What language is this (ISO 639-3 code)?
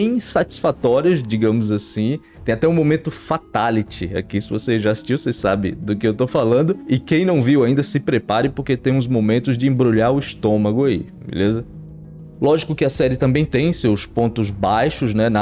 por